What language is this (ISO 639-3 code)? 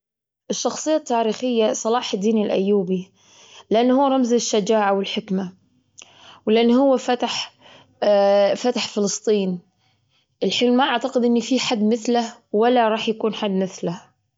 afb